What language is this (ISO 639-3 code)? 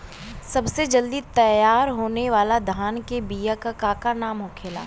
bho